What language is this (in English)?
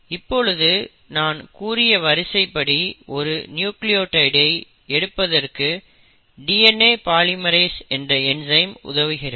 Tamil